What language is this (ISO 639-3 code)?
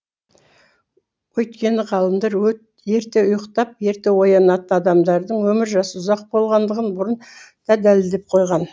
kaz